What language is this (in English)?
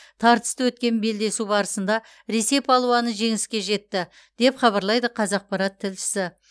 Kazakh